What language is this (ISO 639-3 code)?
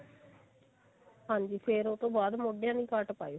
pan